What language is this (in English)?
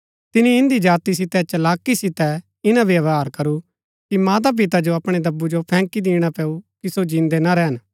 Gaddi